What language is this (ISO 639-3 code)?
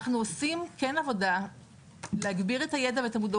heb